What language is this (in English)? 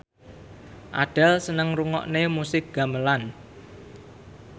Javanese